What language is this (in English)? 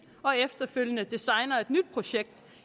Danish